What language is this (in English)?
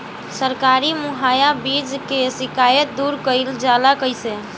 Bhojpuri